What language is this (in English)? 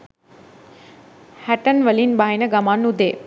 Sinhala